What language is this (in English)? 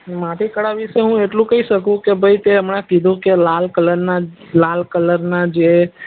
Gujarati